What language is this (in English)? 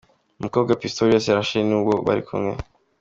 Kinyarwanda